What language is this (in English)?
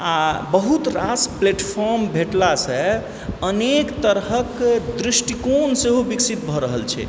Maithili